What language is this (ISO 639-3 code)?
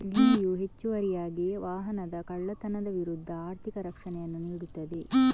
kan